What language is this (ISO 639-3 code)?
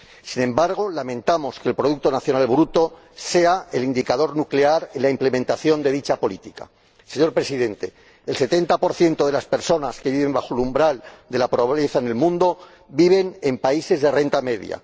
spa